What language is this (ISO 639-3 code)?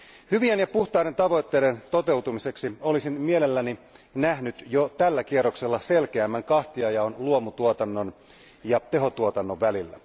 fin